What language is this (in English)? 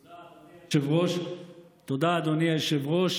Hebrew